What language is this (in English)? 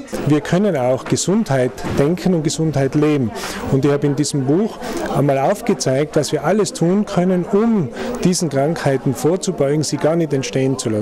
German